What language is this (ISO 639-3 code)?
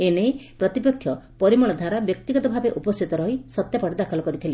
ori